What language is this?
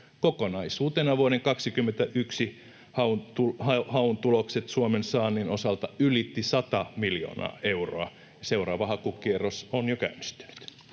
Finnish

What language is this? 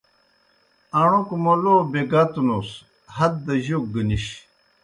Kohistani Shina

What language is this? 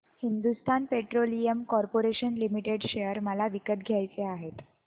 Marathi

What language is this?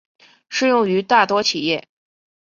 Chinese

